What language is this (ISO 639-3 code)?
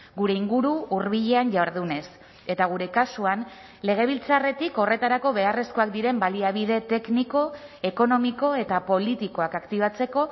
eus